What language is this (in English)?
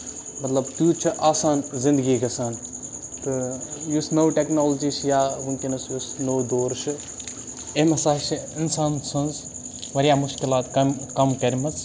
Kashmiri